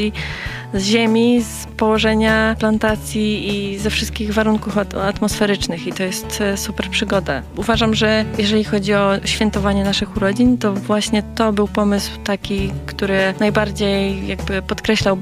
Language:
Polish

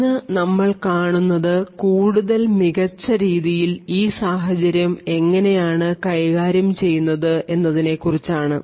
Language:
Malayalam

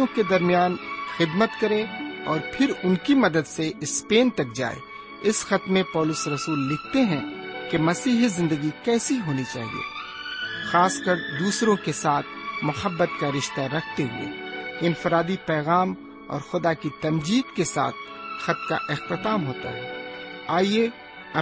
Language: Urdu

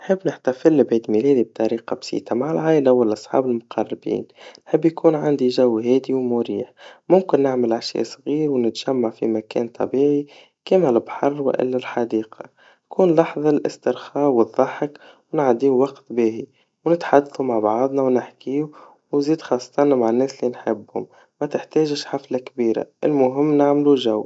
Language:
Tunisian Arabic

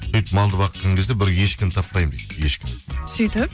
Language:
Kazakh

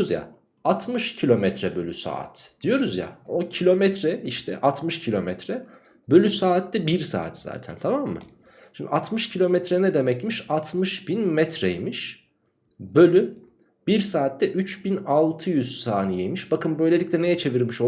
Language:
Turkish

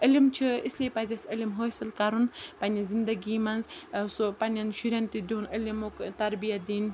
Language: Kashmiri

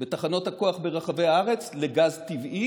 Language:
Hebrew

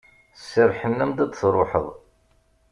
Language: Kabyle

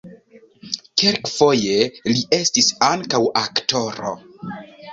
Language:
Esperanto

